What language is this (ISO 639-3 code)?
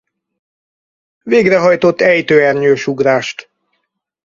hun